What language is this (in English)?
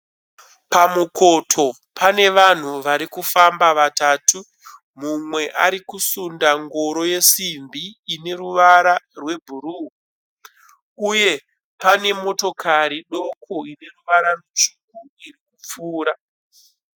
Shona